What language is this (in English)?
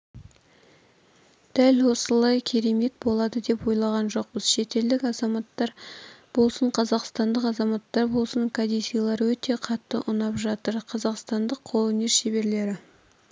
Kazakh